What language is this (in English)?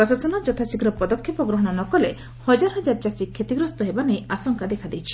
Odia